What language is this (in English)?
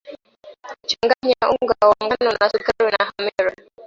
Swahili